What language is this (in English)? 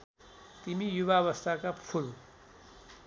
Nepali